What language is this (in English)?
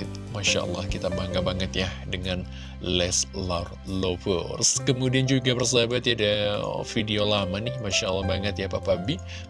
Indonesian